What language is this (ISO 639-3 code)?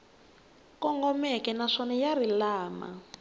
tso